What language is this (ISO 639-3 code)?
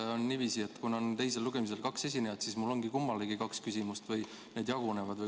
est